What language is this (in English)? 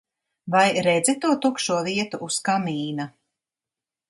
Latvian